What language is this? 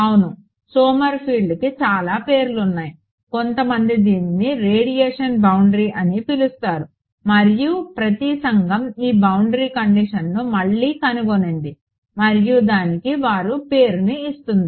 Telugu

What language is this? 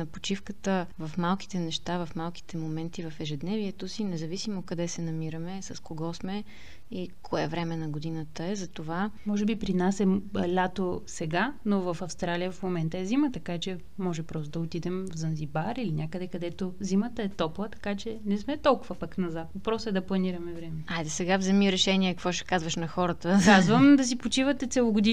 Bulgarian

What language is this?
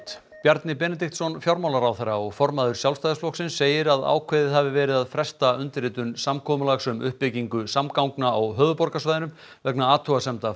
Icelandic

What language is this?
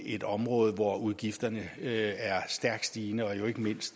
Danish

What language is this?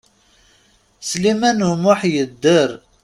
Kabyle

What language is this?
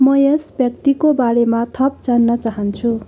Nepali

